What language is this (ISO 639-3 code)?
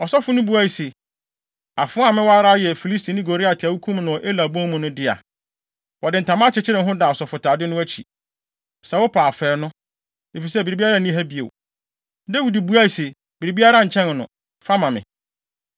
aka